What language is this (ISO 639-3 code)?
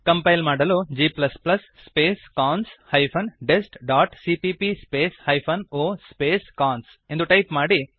kan